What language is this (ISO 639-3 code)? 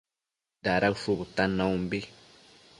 mcf